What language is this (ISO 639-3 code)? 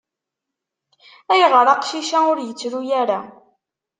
kab